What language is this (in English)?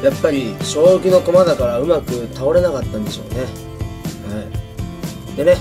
Japanese